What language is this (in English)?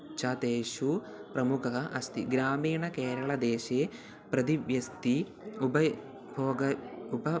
Sanskrit